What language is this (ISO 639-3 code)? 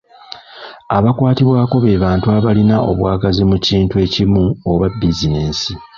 lug